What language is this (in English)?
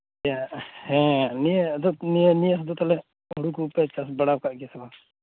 Santali